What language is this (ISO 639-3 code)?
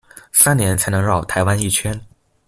zho